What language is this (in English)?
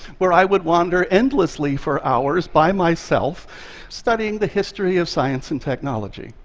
English